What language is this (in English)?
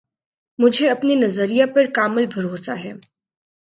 Urdu